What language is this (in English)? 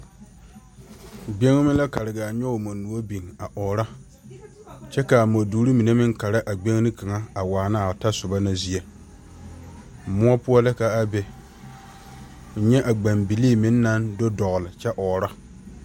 Southern Dagaare